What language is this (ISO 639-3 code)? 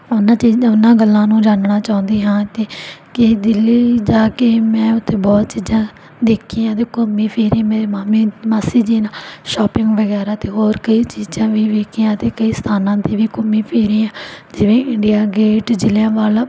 pan